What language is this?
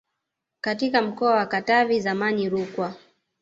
Swahili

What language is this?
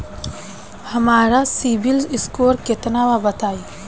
Bhojpuri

